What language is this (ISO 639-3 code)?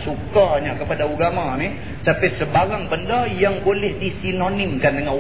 msa